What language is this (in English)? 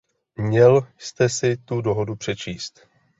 Czech